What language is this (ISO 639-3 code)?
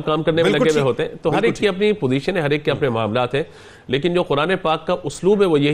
urd